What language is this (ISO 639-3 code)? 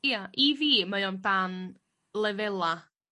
cym